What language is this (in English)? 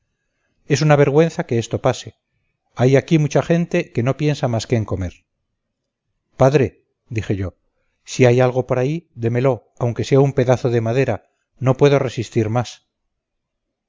Spanish